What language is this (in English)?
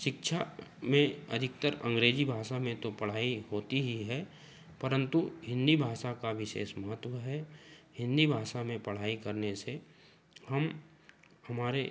Hindi